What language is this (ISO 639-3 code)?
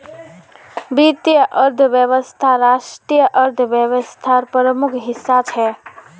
mag